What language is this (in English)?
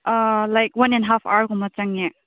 Manipuri